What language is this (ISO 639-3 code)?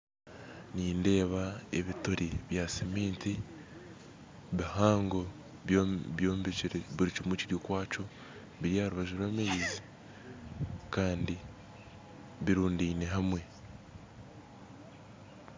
nyn